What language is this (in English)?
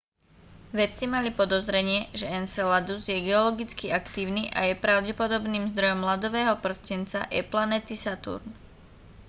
Slovak